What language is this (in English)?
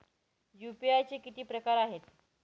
Marathi